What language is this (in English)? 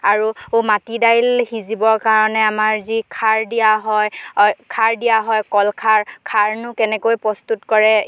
Assamese